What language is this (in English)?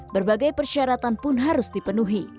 Indonesian